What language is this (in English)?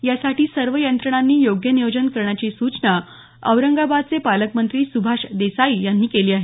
Marathi